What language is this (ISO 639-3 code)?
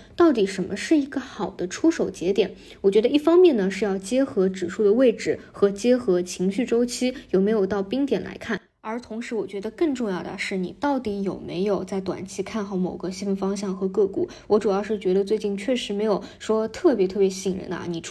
zho